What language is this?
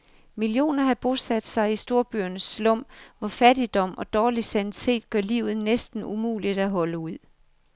Danish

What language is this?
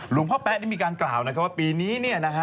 Thai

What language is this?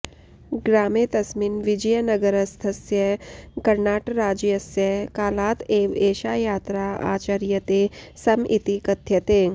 Sanskrit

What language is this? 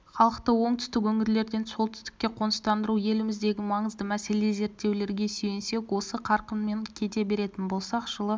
Kazakh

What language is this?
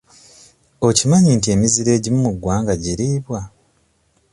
Ganda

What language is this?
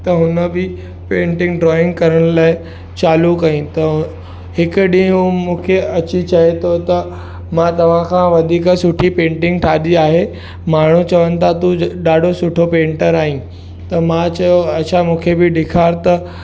Sindhi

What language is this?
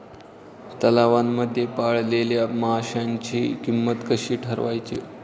Marathi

